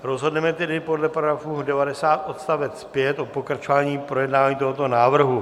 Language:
Czech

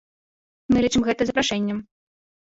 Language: Belarusian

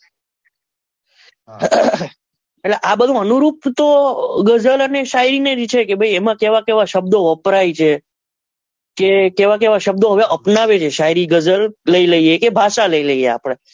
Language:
Gujarati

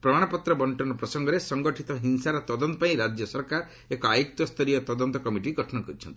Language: Odia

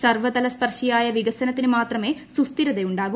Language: Malayalam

